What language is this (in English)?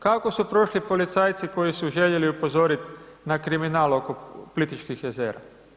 Croatian